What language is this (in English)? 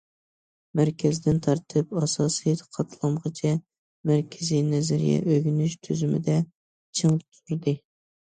Uyghur